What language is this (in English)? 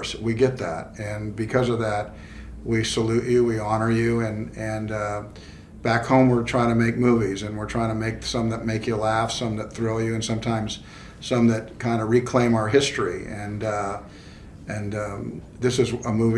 English